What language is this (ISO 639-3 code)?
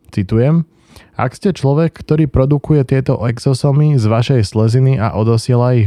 slk